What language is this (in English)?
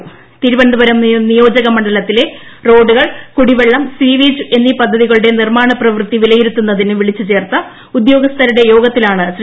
Malayalam